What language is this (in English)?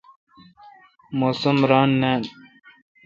Kalkoti